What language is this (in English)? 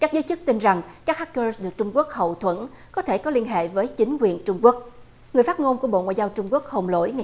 Vietnamese